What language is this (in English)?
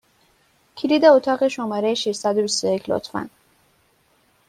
Persian